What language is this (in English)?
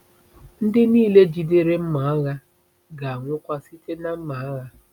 Igbo